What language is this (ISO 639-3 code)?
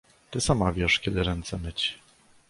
pol